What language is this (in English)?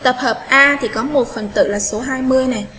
Vietnamese